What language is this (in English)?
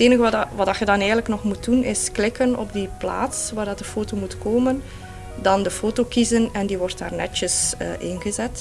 Dutch